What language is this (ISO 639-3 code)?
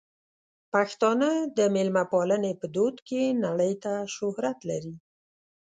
pus